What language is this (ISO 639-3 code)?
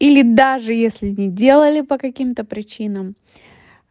rus